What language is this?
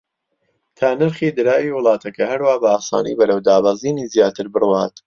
Central Kurdish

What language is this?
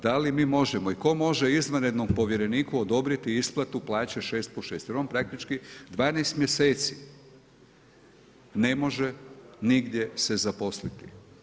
Croatian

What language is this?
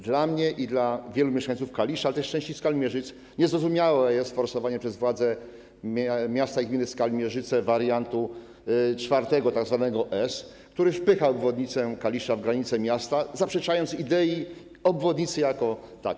Polish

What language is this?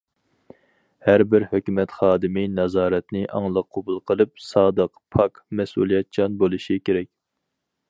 Uyghur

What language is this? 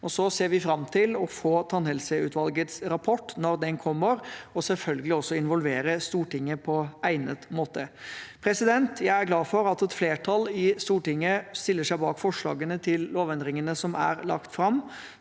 Norwegian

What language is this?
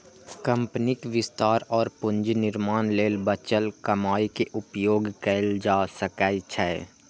Maithili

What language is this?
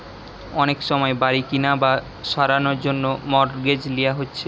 Bangla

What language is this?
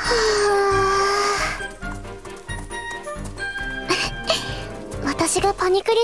Japanese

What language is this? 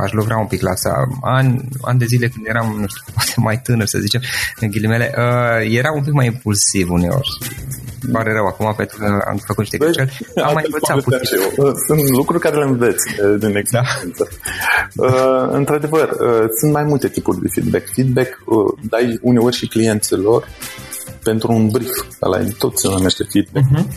Romanian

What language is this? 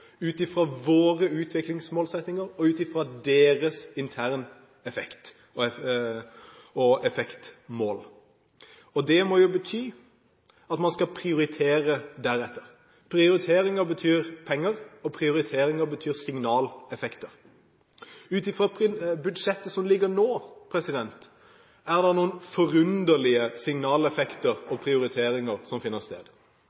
Norwegian Bokmål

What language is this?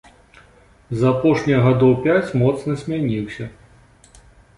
Belarusian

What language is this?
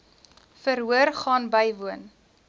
Afrikaans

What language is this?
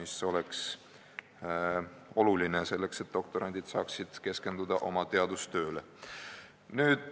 Estonian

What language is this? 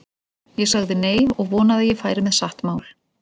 Icelandic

